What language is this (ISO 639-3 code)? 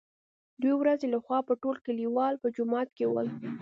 pus